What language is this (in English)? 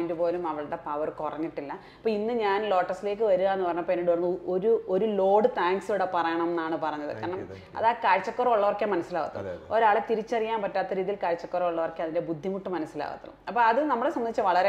Malayalam